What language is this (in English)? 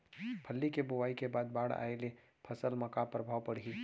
Chhattisgarhi